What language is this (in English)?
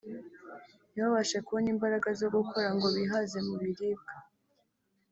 Kinyarwanda